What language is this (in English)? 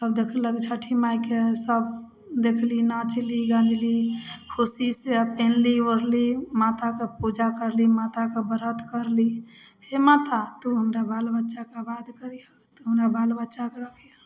Maithili